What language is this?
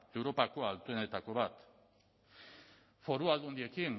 Basque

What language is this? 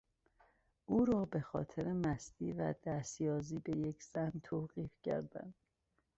Persian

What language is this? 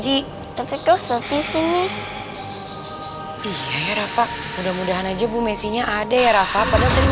Indonesian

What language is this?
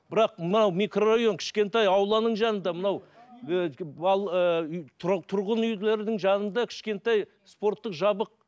Kazakh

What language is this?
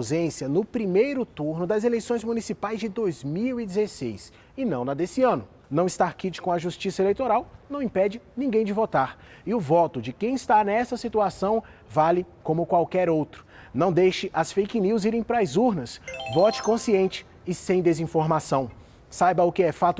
Portuguese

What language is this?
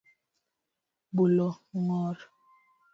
Luo (Kenya and Tanzania)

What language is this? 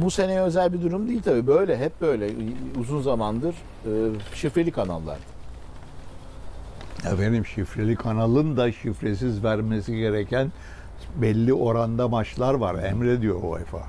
Turkish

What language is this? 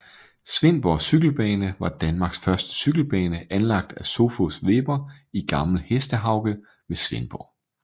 Danish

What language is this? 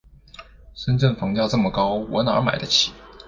Chinese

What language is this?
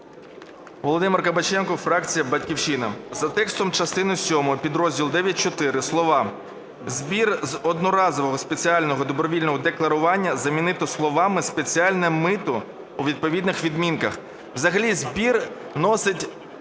Ukrainian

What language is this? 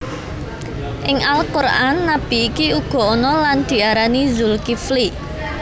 Javanese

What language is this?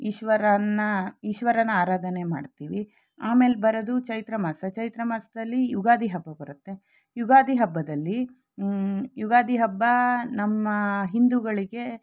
Kannada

